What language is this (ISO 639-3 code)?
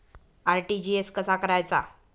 mar